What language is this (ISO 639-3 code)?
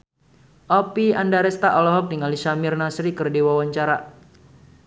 sun